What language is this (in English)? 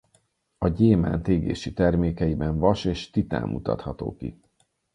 Hungarian